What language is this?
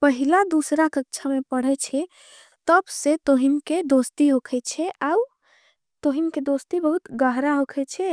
Angika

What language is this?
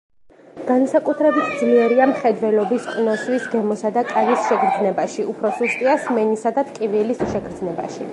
Georgian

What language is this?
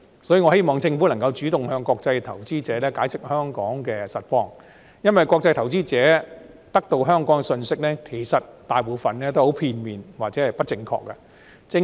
Cantonese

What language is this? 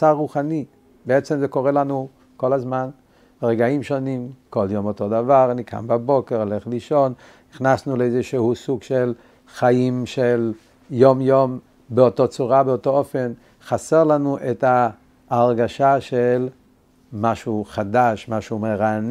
Hebrew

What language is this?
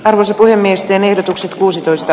Finnish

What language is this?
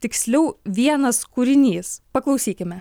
Lithuanian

